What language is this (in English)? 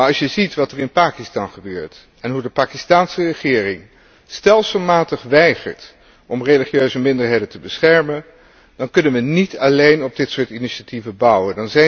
Dutch